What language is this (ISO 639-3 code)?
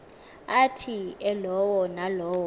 xho